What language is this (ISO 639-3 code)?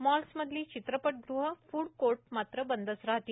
mar